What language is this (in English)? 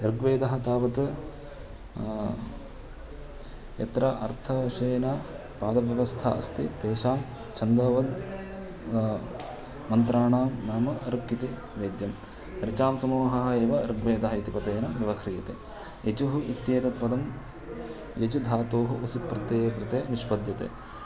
Sanskrit